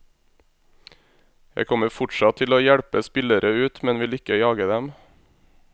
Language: Norwegian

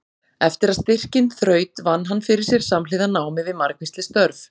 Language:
Icelandic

